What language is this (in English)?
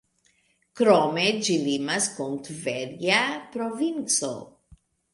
Esperanto